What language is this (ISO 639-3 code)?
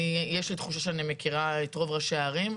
heb